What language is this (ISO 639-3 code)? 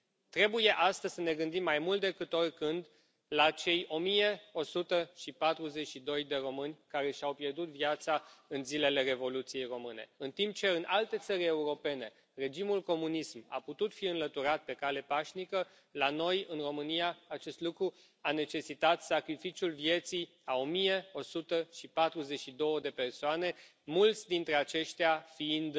ron